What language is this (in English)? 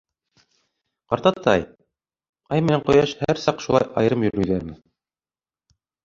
Bashkir